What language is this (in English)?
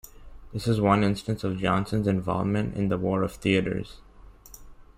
English